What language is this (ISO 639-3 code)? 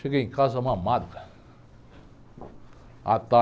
por